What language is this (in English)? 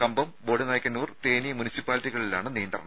Malayalam